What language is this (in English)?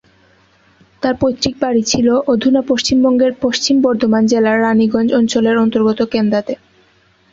Bangla